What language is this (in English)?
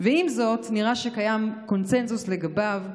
Hebrew